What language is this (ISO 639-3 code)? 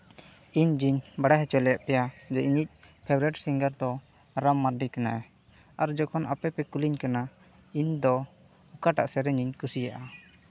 sat